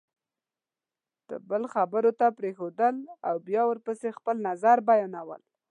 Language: Pashto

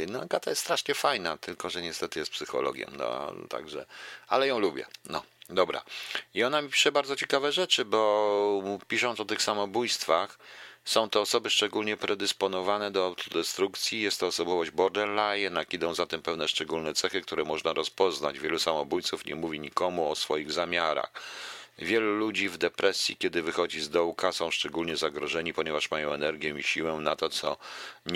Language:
Polish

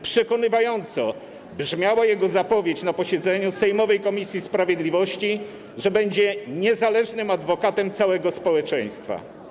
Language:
Polish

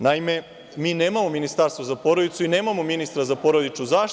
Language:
Serbian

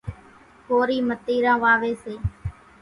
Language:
Kachi Koli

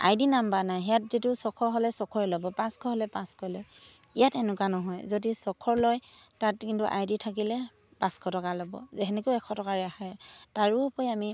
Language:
Assamese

